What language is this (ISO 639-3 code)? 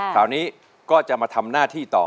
tha